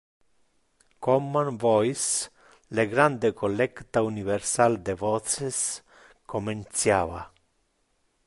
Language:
Interlingua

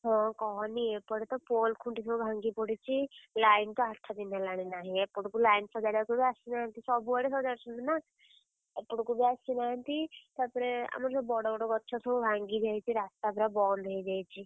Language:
Odia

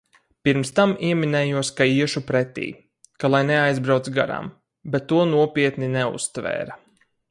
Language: Latvian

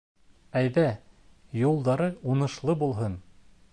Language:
Bashkir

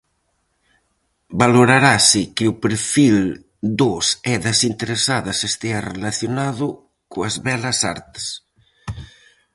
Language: Galician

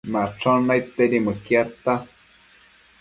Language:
Matsés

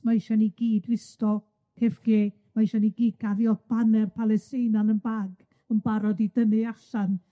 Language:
Welsh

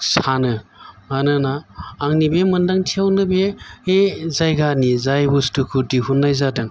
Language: Bodo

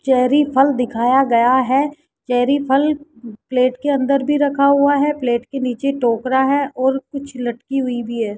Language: Hindi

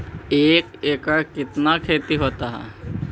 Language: Magahi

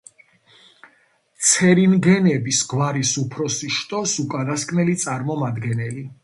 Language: Georgian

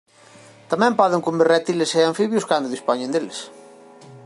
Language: Galician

